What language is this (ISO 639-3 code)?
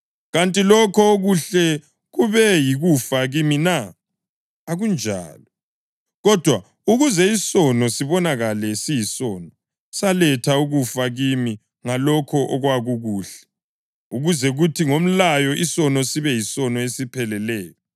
nde